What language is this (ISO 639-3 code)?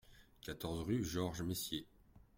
fra